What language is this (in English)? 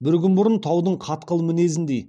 Kazakh